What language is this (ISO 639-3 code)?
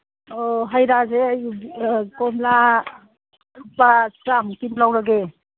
mni